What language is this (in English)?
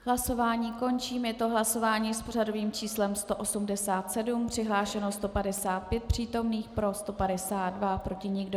Czech